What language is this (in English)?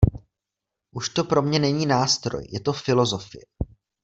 Czech